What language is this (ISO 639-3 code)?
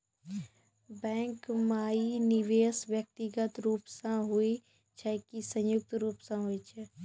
mai